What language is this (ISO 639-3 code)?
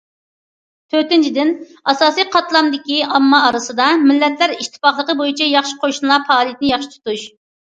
uig